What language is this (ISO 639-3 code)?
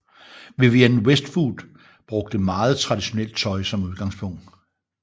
dan